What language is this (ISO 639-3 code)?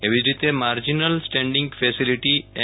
guj